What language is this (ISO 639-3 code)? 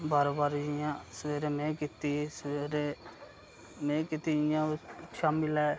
doi